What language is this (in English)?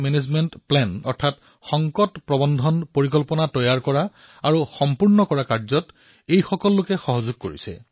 Assamese